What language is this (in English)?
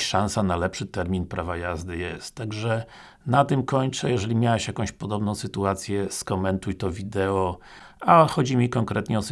Polish